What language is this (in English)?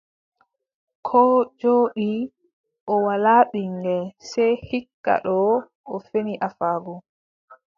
Adamawa Fulfulde